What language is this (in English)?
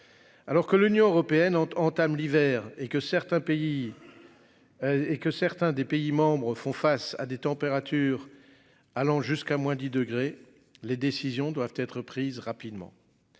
French